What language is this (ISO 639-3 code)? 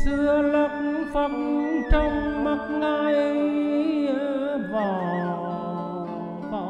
vie